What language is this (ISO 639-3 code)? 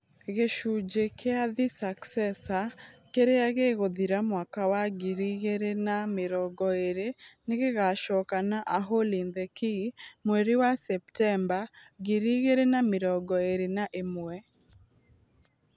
kik